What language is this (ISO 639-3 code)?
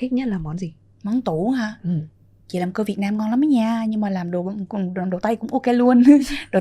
vie